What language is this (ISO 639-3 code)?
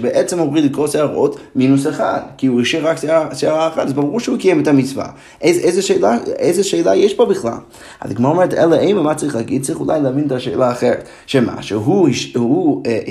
heb